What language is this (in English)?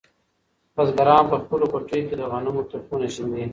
Pashto